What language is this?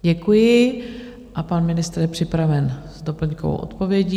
Czech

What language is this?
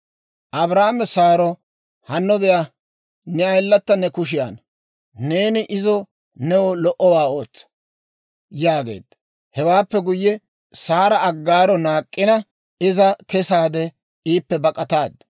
Dawro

